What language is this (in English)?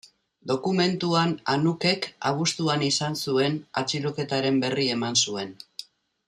Basque